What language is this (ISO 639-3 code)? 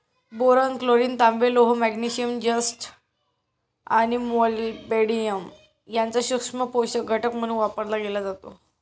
mar